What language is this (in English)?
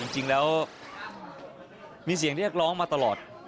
Thai